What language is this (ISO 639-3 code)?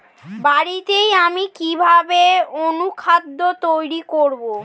ben